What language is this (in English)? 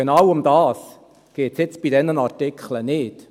Swiss German